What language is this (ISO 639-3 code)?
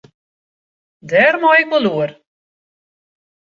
fry